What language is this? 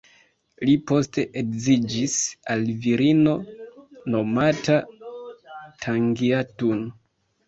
Esperanto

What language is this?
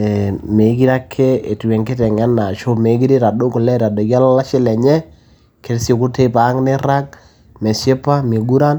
Masai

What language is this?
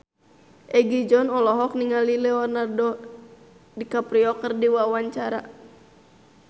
Sundanese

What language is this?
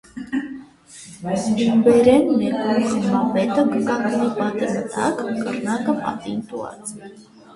Armenian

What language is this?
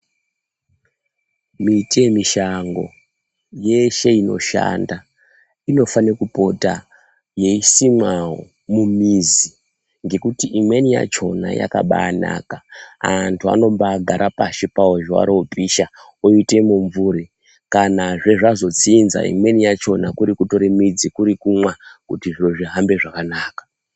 Ndau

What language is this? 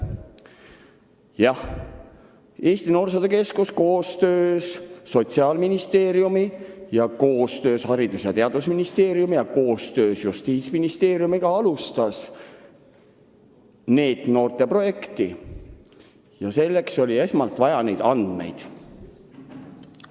Estonian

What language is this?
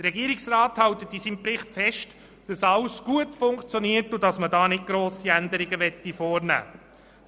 Swiss German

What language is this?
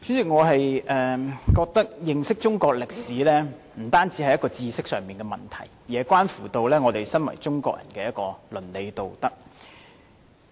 Cantonese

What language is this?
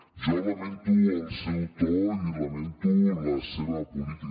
Catalan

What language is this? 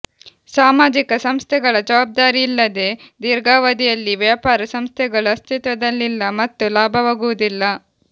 Kannada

